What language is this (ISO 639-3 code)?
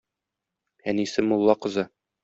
tat